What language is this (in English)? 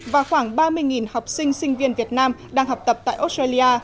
Vietnamese